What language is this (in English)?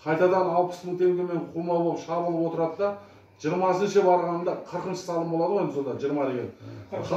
Turkish